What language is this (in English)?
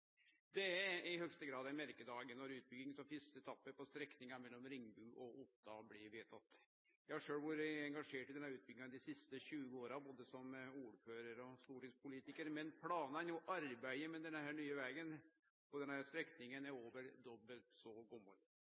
Norwegian Nynorsk